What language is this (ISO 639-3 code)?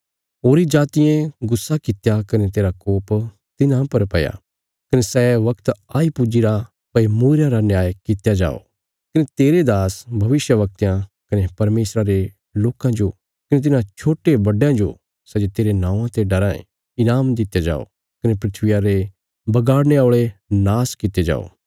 kfs